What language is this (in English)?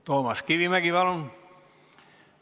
Estonian